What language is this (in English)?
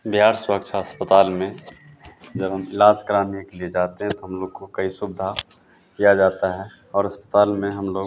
Hindi